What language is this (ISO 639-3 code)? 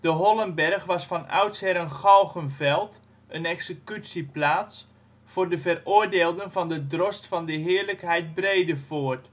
nld